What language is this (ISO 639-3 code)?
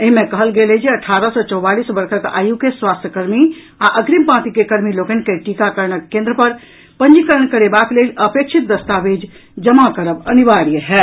mai